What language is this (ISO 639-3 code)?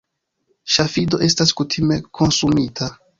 epo